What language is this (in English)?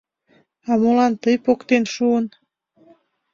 Mari